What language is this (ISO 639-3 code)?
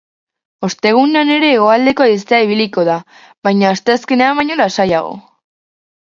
eus